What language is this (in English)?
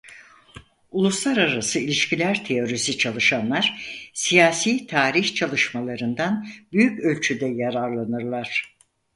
Turkish